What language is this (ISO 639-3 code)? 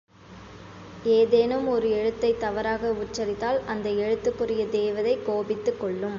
tam